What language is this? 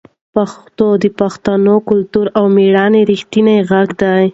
Pashto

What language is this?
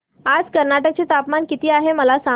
Marathi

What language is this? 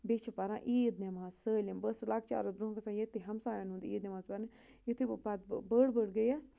Kashmiri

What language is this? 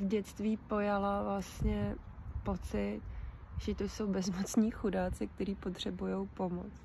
Czech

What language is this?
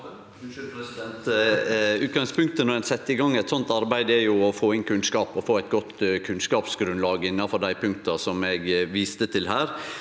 Norwegian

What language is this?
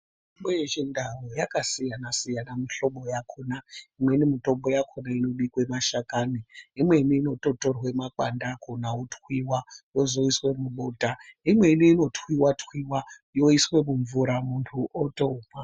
Ndau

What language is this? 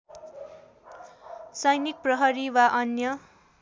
Nepali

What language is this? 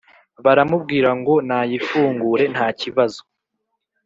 Kinyarwanda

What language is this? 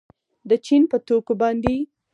Pashto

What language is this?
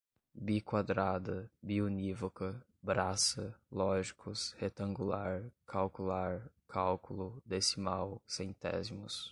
Portuguese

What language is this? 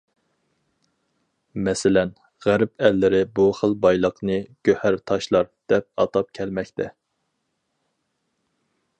Uyghur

